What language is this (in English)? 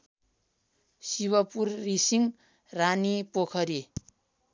Nepali